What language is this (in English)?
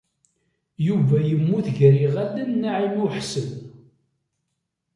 Kabyle